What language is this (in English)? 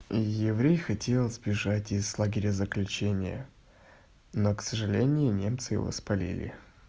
Russian